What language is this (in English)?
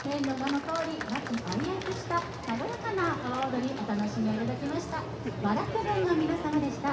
Japanese